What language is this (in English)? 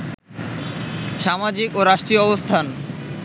Bangla